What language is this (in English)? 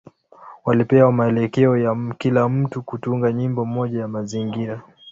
Swahili